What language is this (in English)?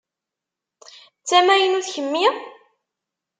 Kabyle